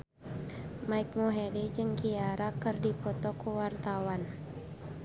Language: Sundanese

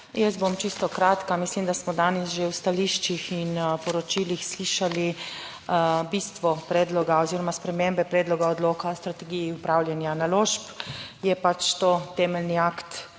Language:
Slovenian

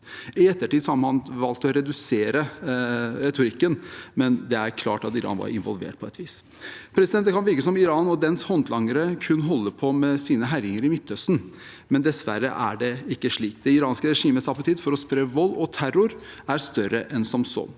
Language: Norwegian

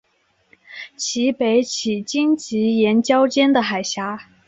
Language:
Chinese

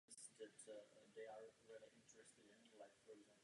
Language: Czech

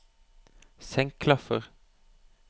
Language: Norwegian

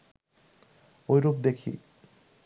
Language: Bangla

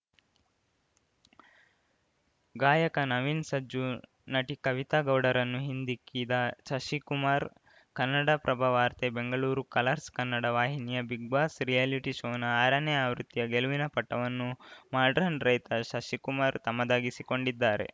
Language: Kannada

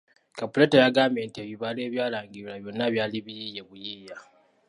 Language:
Ganda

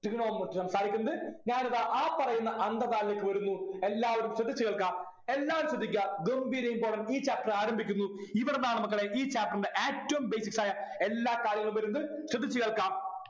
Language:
Malayalam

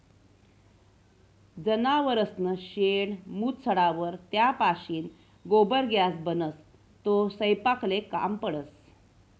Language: Marathi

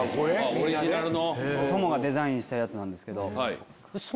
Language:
Japanese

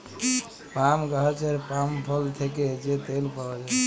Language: Bangla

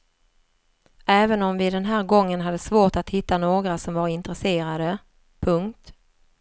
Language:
Swedish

